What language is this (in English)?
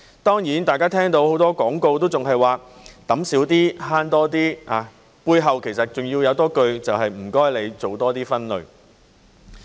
Cantonese